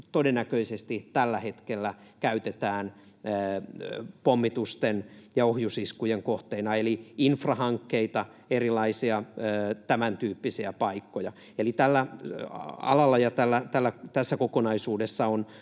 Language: Finnish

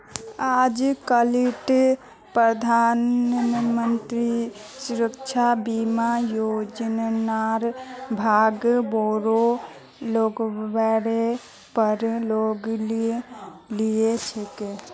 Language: Magahi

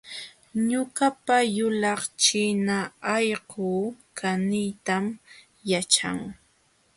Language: Jauja Wanca Quechua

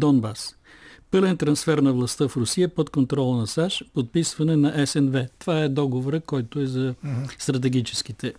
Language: Bulgarian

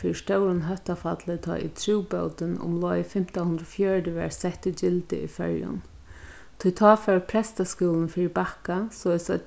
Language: Faroese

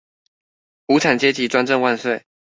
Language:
Chinese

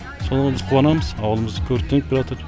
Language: Kazakh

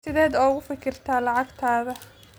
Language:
Somali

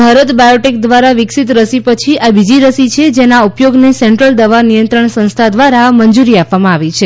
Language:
Gujarati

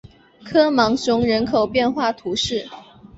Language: Chinese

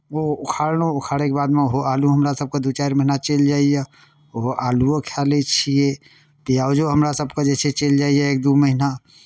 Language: Maithili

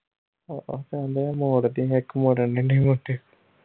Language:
Punjabi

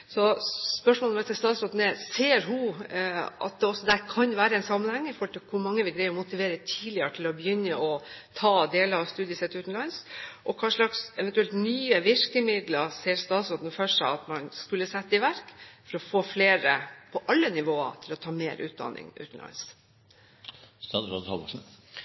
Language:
Norwegian Bokmål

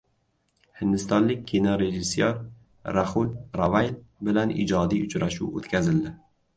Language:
Uzbek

